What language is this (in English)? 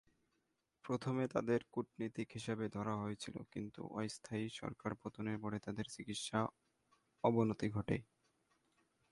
Bangla